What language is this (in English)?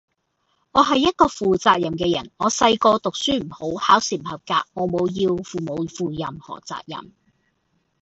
Cantonese